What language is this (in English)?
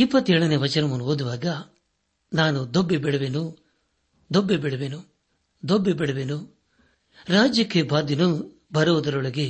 Kannada